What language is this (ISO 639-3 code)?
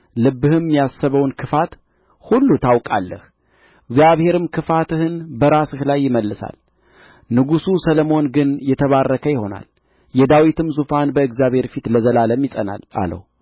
amh